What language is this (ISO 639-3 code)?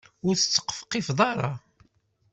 kab